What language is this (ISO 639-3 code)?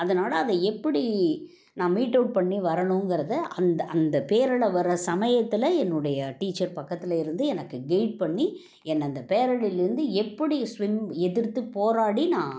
tam